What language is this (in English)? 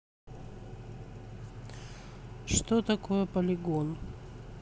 Russian